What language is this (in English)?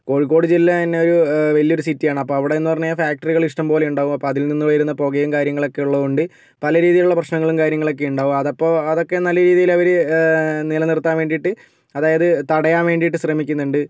Malayalam